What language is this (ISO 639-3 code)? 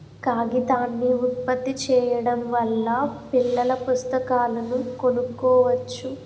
tel